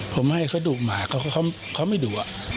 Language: Thai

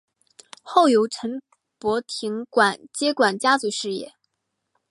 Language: Chinese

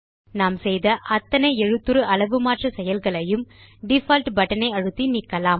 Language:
Tamil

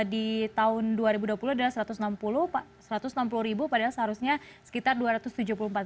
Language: Indonesian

